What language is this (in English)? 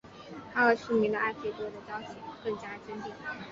Chinese